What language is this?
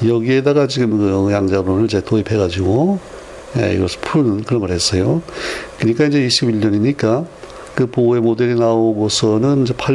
Korean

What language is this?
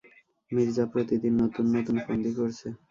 Bangla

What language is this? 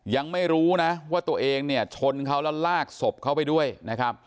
Thai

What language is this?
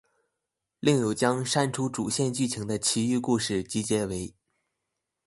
Chinese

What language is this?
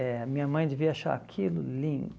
Portuguese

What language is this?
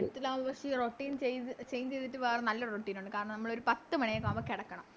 Malayalam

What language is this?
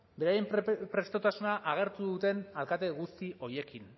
Basque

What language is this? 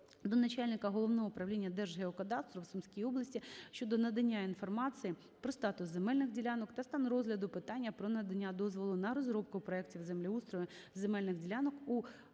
Ukrainian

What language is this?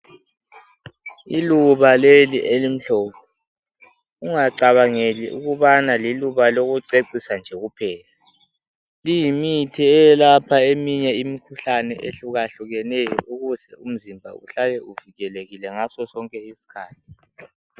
North Ndebele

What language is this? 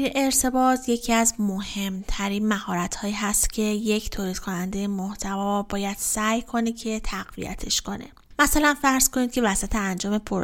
Persian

